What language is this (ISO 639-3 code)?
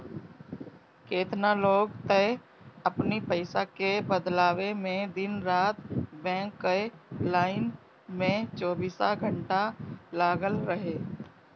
bho